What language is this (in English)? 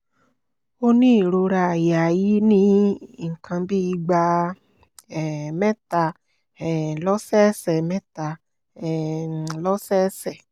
Yoruba